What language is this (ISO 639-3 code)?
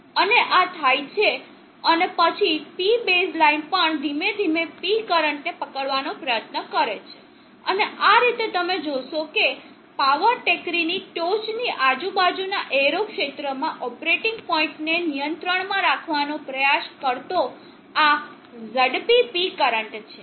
guj